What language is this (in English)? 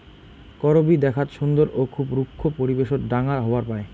Bangla